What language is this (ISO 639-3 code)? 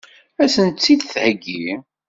kab